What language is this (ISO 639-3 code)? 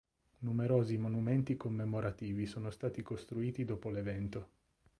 ita